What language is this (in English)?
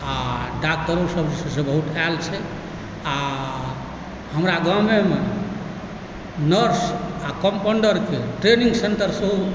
Maithili